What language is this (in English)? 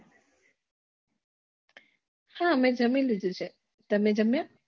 Gujarati